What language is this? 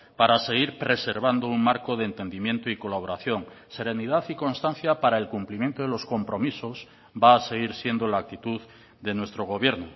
Spanish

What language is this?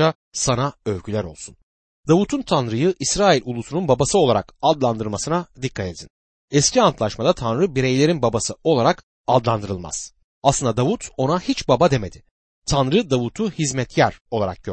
Turkish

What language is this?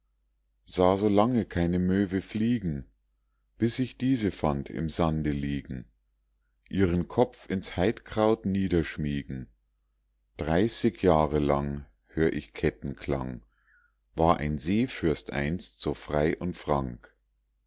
German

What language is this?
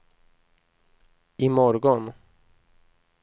Swedish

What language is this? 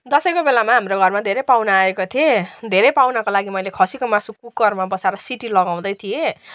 Nepali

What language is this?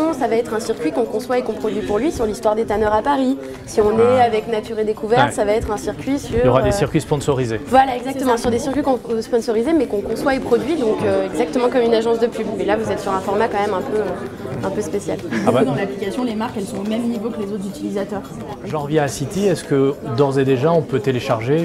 French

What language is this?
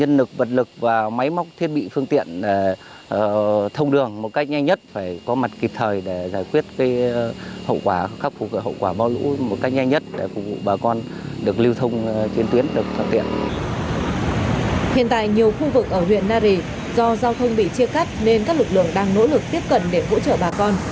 Vietnamese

